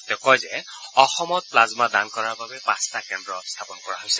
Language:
Assamese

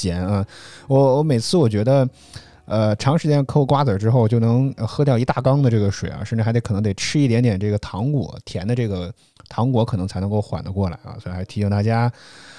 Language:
Chinese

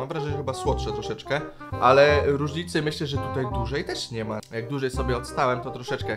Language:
Polish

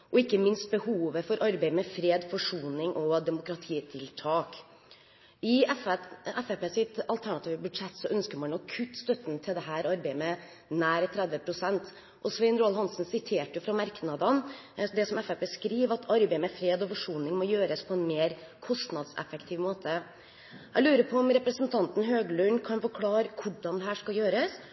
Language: Norwegian Bokmål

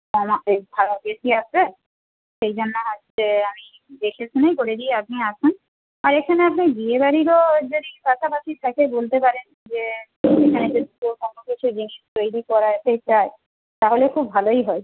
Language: Bangla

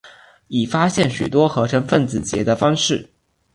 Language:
Chinese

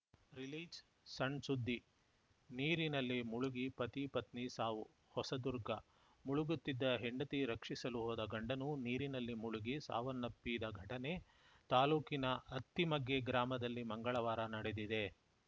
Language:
Kannada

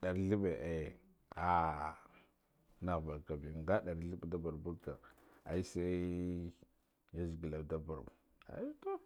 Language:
Guduf-Gava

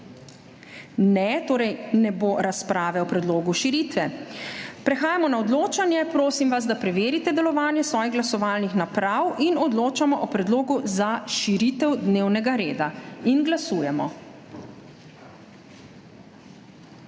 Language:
Slovenian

